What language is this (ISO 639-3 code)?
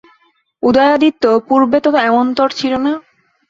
ben